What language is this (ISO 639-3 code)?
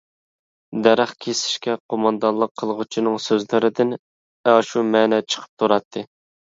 uig